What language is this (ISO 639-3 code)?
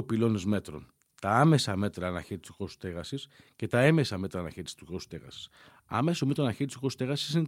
ell